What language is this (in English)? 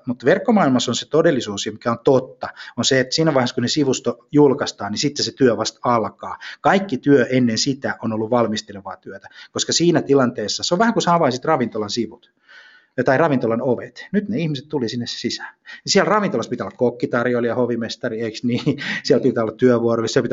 Finnish